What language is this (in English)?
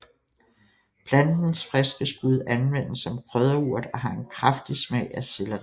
Danish